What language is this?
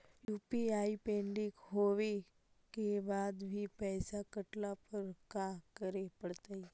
Magahi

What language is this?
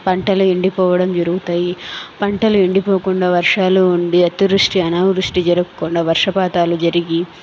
Telugu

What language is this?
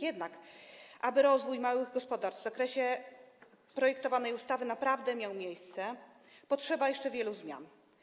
Polish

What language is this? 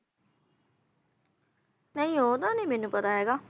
Punjabi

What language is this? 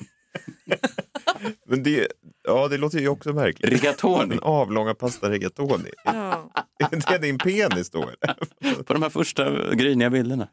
Swedish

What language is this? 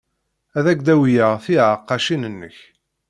Kabyle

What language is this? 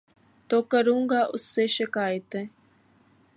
Urdu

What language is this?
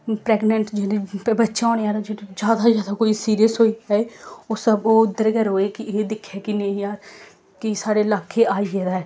Dogri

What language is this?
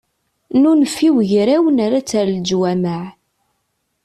Kabyle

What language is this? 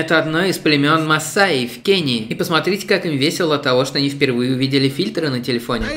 Russian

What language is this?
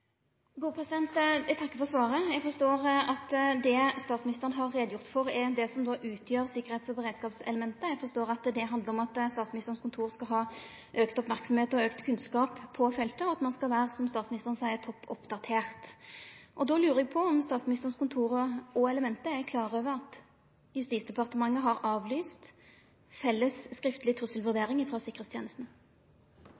Norwegian Nynorsk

